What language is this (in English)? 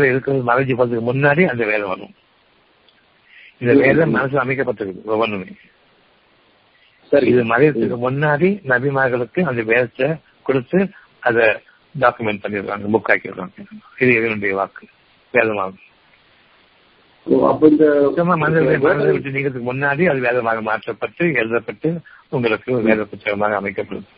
Tamil